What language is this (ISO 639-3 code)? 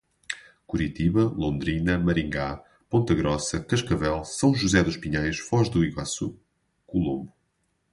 por